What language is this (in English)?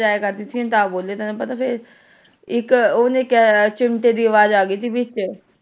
Punjabi